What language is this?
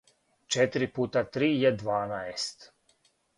Serbian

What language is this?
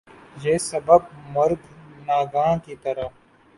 Urdu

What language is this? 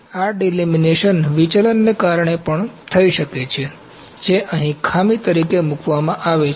Gujarati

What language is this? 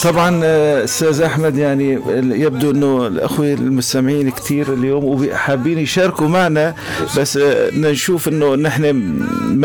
Arabic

